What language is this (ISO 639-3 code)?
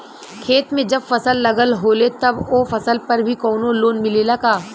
bho